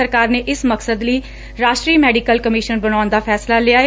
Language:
Punjabi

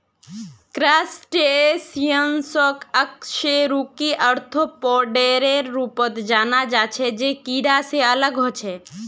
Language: Magahi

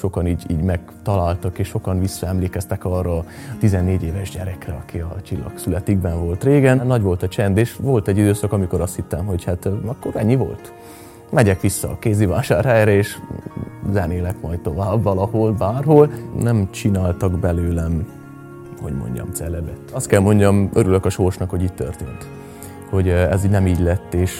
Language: Hungarian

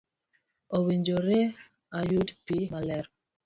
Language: Luo (Kenya and Tanzania)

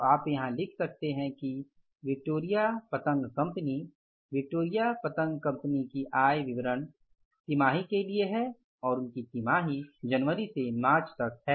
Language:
Hindi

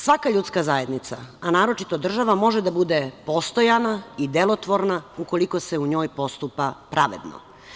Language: Serbian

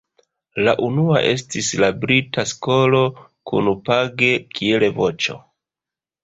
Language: Esperanto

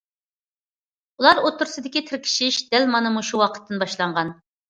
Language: Uyghur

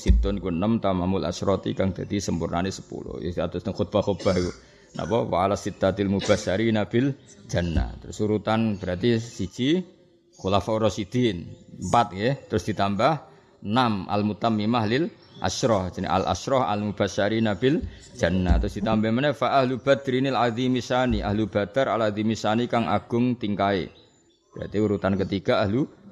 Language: Indonesian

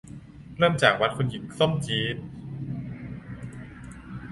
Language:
Thai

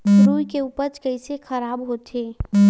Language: Chhattisgarhi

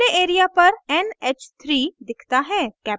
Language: Hindi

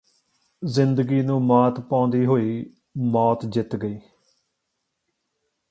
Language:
Punjabi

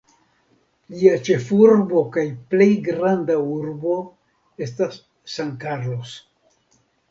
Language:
Esperanto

